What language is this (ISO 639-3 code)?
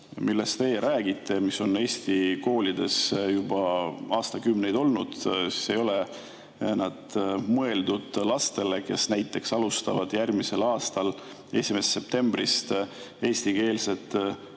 est